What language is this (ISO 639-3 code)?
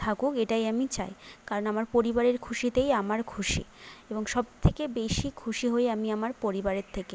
ben